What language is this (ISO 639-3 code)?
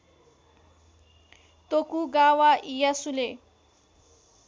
nep